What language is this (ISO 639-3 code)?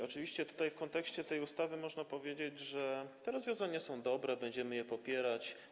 pol